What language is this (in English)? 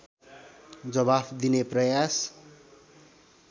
Nepali